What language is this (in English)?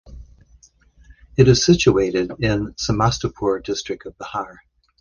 English